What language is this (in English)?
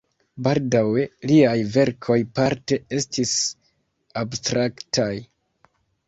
Esperanto